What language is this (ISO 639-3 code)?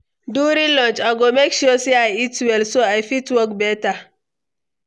pcm